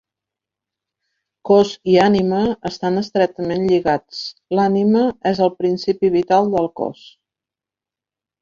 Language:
Catalan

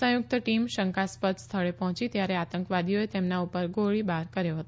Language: Gujarati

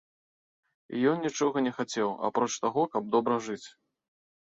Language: Belarusian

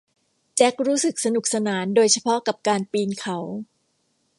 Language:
Thai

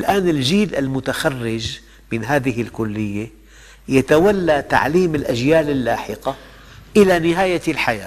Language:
Arabic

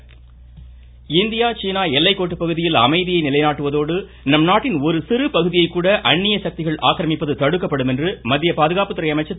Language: Tamil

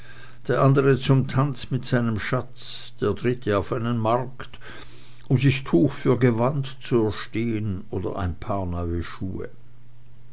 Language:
German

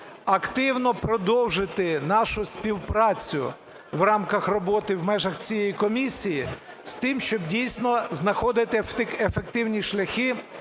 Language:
Ukrainian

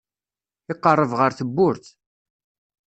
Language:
Kabyle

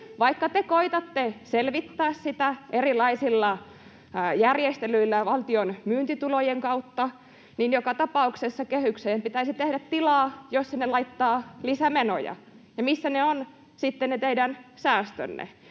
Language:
Finnish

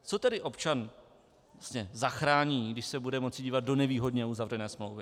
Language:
Czech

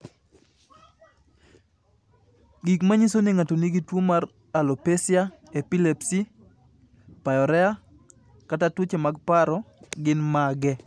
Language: Luo (Kenya and Tanzania)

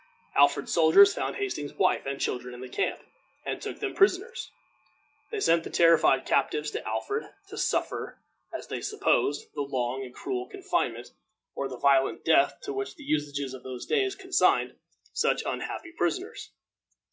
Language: English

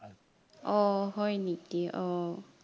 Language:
Assamese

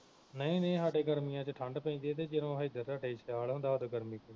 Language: Punjabi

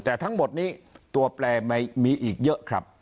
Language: Thai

